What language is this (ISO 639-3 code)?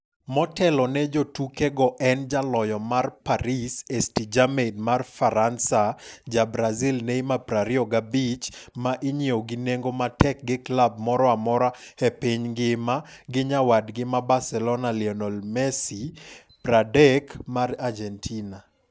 luo